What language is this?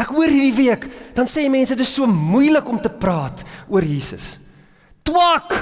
Dutch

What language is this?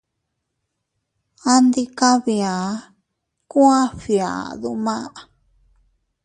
Teutila Cuicatec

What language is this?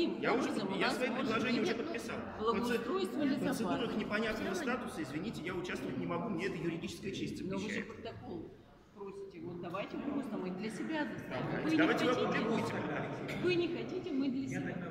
Russian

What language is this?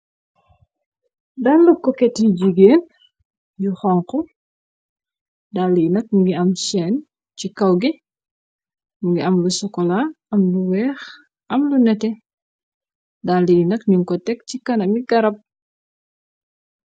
Wolof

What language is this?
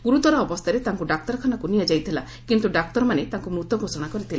Odia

